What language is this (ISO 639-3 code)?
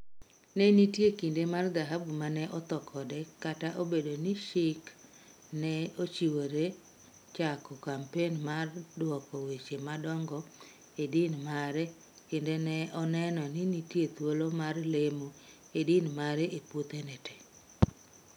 luo